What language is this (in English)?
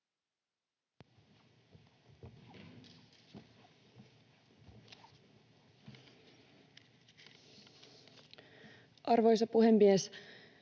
Finnish